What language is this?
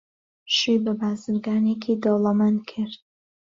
Central Kurdish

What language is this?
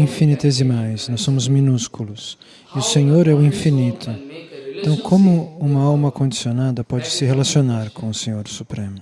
Portuguese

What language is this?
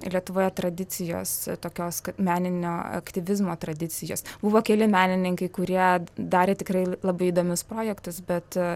Lithuanian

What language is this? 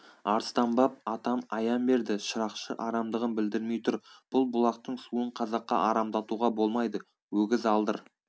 Kazakh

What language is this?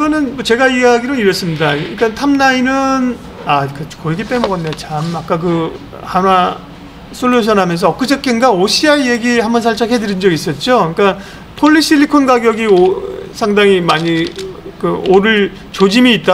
Korean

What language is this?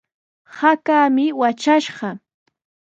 Sihuas Ancash Quechua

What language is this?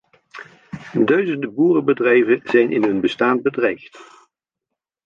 Dutch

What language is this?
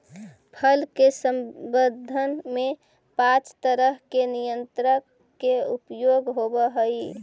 Magahi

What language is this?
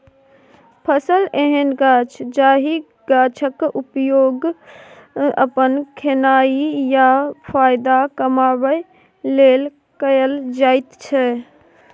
Maithili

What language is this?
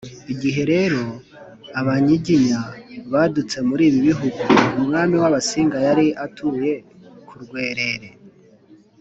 Kinyarwanda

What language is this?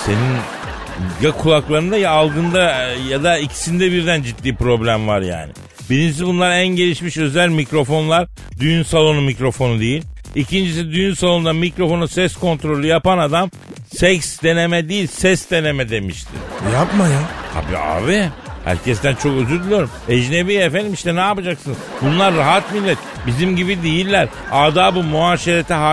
Turkish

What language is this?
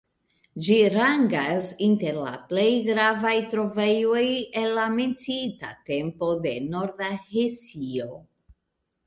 Esperanto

